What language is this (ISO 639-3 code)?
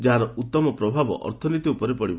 ori